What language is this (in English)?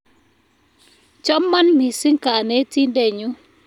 Kalenjin